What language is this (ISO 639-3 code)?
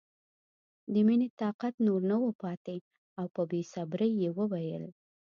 pus